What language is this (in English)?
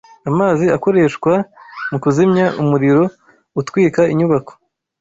Kinyarwanda